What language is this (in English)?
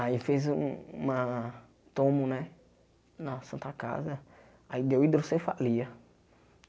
Portuguese